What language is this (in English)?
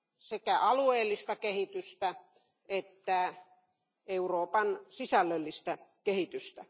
Finnish